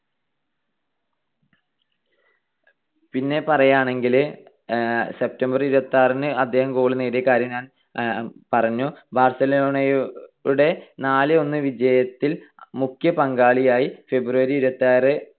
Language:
Malayalam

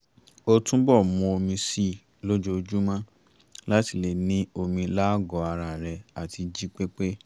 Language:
Yoruba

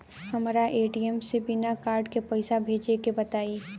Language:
Bhojpuri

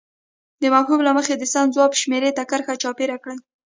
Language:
Pashto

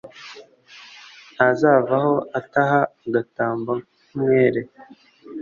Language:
Kinyarwanda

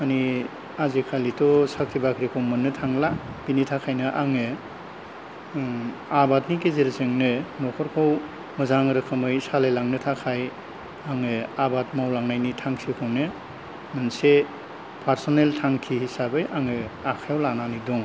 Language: Bodo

